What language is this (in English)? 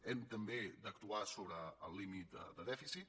Catalan